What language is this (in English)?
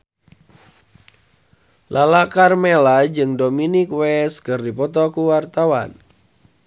Sundanese